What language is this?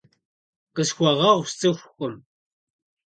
Kabardian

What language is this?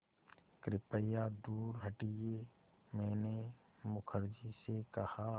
Hindi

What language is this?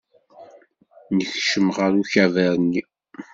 Kabyle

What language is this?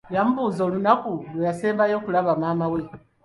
Ganda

